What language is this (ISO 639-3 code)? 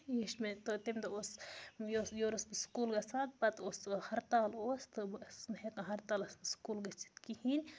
kas